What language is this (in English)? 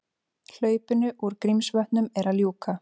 Icelandic